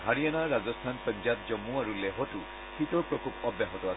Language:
Assamese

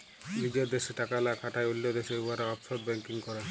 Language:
Bangla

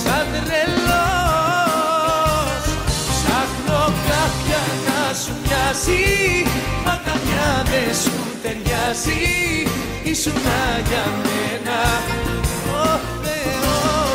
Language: Greek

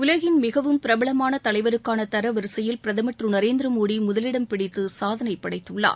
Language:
Tamil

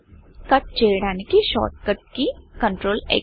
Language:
Telugu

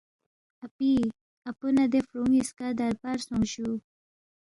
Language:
Balti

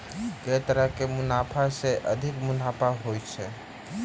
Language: Maithili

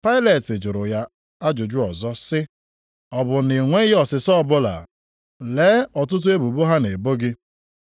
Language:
Igbo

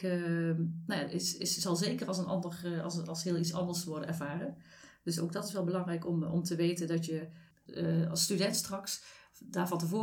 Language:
Dutch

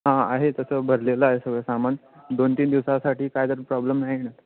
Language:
Marathi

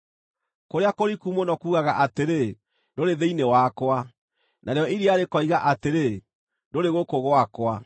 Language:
Kikuyu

